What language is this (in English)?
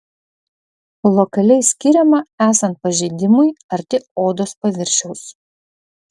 Lithuanian